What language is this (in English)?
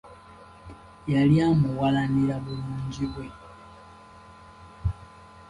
Ganda